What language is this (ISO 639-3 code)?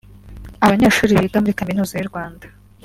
kin